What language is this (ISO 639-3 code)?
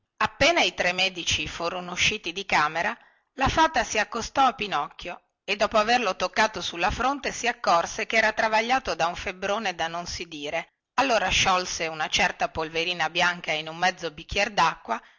ita